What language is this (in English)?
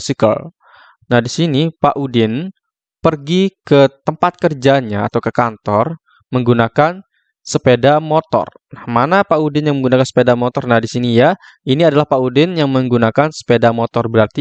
Indonesian